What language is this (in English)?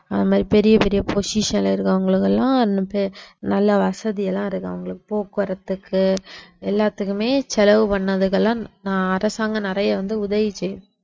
Tamil